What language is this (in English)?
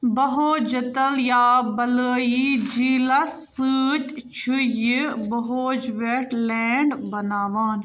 Kashmiri